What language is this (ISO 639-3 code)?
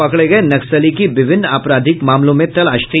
hin